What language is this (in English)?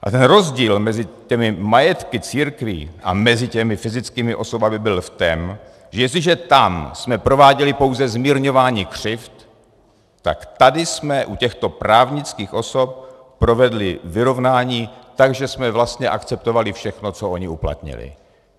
Czech